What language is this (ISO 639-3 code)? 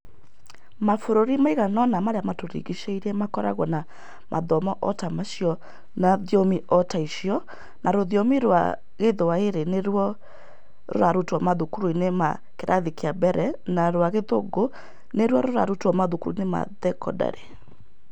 kik